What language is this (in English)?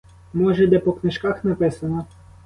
Ukrainian